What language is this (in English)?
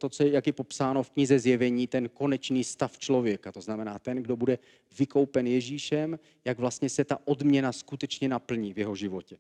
Czech